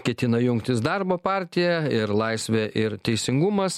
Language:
Lithuanian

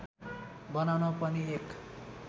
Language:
Nepali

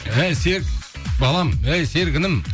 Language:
Kazakh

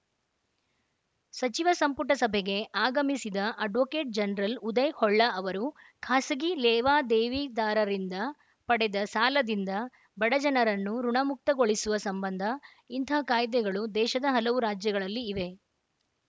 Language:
Kannada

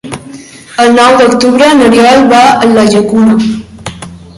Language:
Catalan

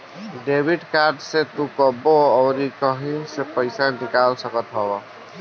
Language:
Bhojpuri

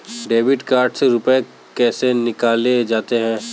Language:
Hindi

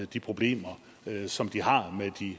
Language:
Danish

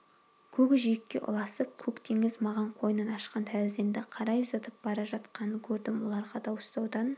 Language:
Kazakh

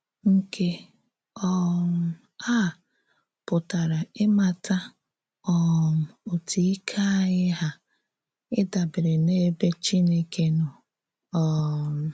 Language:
Igbo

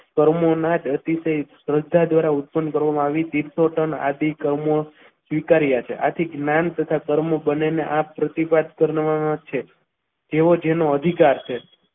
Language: Gujarati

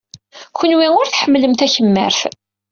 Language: Kabyle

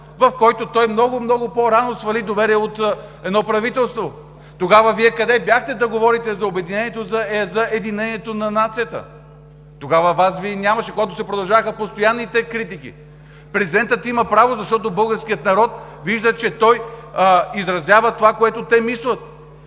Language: Bulgarian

